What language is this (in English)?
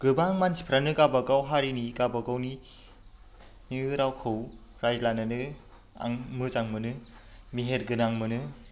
Bodo